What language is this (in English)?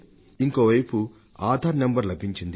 Telugu